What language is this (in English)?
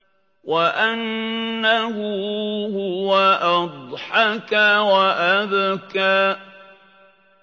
Arabic